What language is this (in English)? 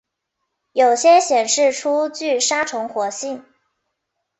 Chinese